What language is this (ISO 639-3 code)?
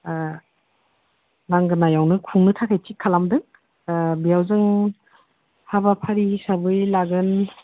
brx